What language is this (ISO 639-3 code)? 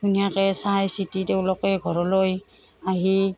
asm